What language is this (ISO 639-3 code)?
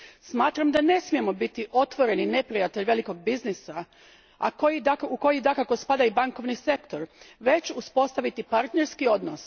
hrv